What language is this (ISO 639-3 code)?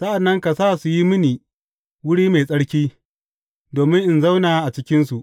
hau